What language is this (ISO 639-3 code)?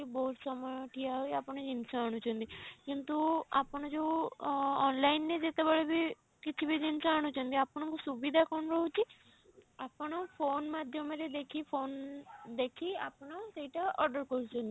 ori